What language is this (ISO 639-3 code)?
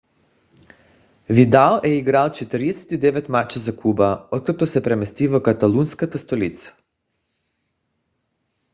bul